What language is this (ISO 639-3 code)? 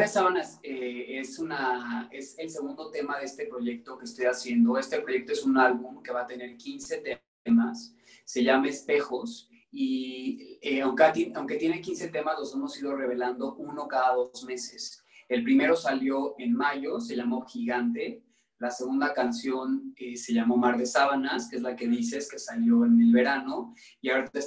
spa